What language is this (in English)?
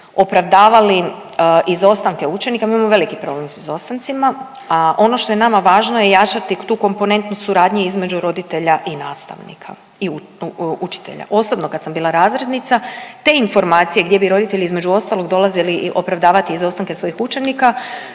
Croatian